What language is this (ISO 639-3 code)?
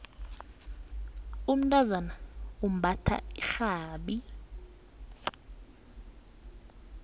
nbl